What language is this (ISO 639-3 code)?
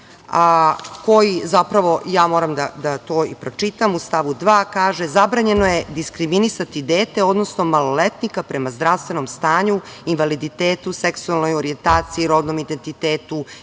srp